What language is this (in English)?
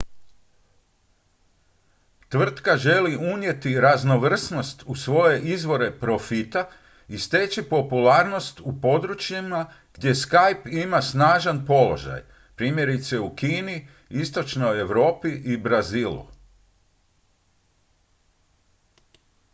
Croatian